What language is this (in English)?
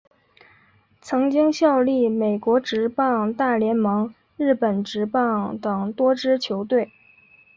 Chinese